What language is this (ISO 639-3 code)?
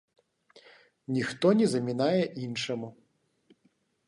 bel